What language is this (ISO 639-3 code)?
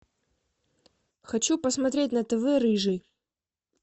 rus